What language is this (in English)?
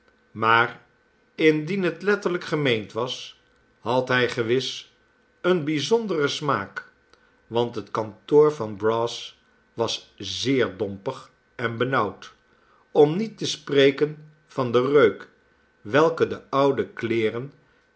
Dutch